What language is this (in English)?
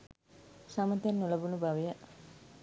Sinhala